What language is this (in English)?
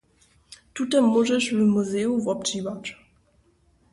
Upper Sorbian